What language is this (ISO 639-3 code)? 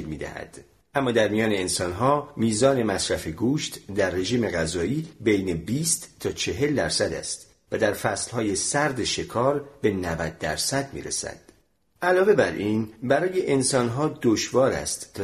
fas